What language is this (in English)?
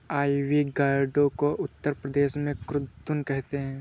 Hindi